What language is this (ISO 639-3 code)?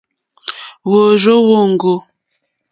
bri